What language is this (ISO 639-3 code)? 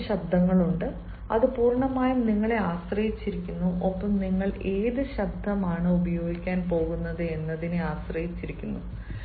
mal